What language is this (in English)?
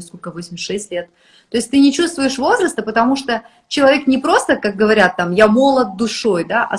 Russian